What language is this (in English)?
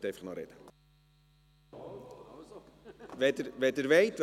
Swiss German